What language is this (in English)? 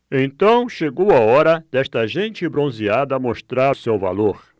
Portuguese